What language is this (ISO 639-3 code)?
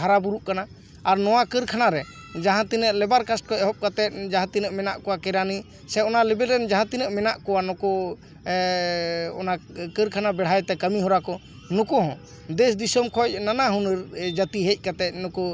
sat